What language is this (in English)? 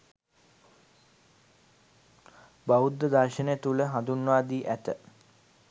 Sinhala